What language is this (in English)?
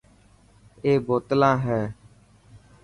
Dhatki